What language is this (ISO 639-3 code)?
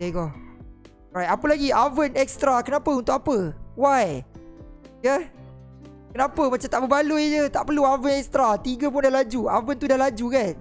msa